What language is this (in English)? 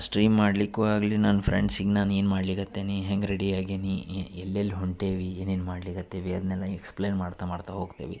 Kannada